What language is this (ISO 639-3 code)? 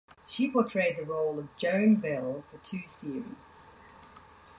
eng